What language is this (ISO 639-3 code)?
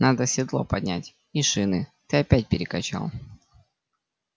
rus